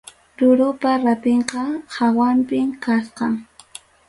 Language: Ayacucho Quechua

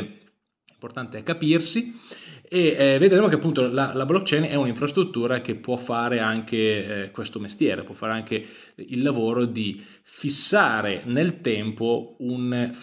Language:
Italian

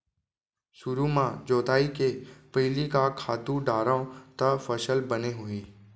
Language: Chhattisgarhi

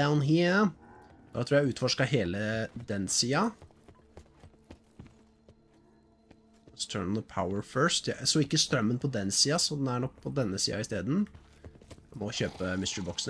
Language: Norwegian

